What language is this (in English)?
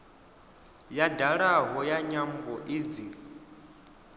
Venda